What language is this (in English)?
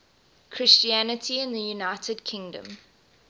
English